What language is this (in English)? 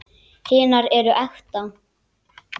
Icelandic